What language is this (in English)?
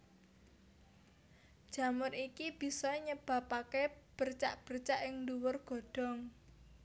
Javanese